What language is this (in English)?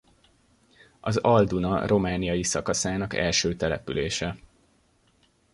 Hungarian